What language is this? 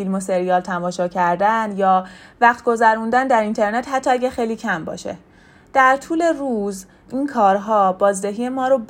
Persian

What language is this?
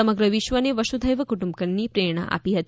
Gujarati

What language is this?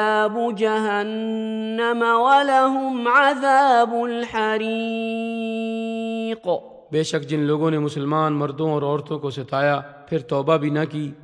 Urdu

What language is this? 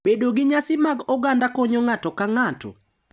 Luo (Kenya and Tanzania)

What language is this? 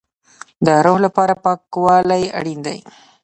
Pashto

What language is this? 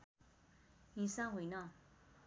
Nepali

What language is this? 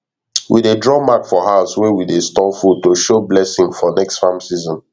Nigerian Pidgin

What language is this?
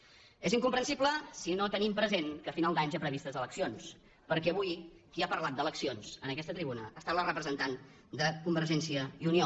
Catalan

